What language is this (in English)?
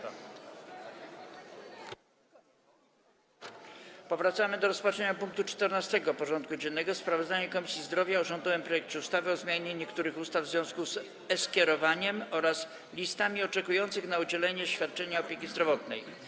Polish